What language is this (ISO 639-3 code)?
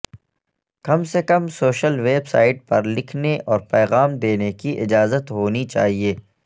urd